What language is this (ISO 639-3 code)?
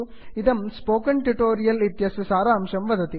san